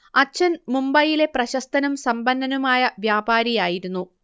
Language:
Malayalam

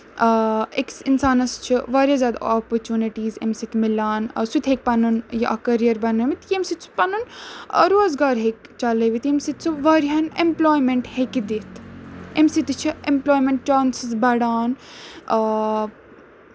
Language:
Kashmiri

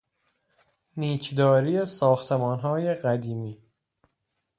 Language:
Persian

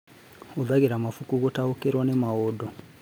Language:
Kikuyu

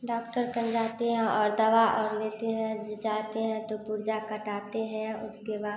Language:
Hindi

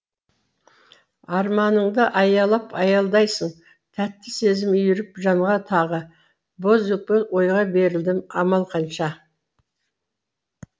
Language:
Kazakh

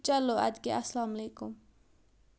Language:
Kashmiri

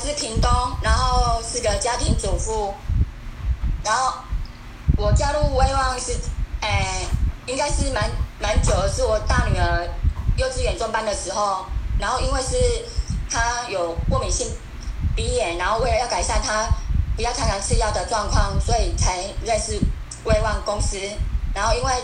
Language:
Chinese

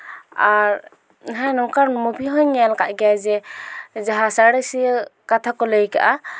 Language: Santali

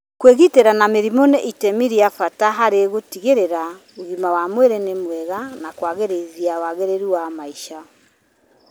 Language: Kikuyu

